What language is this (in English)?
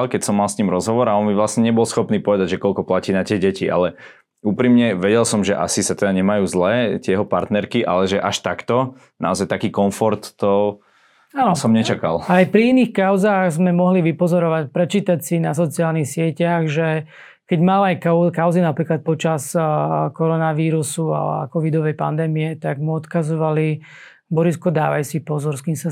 Slovak